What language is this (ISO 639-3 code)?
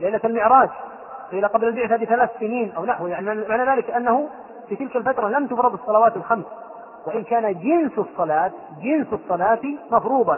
ara